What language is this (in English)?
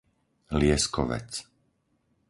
Slovak